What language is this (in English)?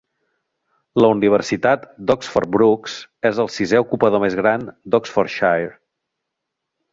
Catalan